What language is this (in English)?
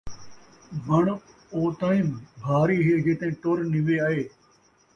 Saraiki